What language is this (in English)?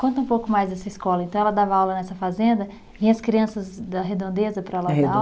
Portuguese